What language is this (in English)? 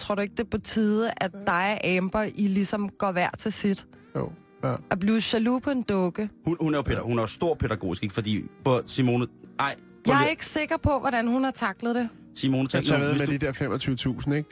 Danish